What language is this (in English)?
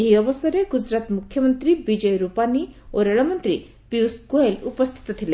Odia